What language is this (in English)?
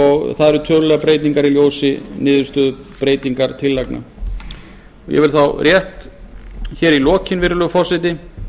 Icelandic